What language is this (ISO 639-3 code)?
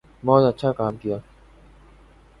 urd